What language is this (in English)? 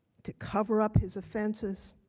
English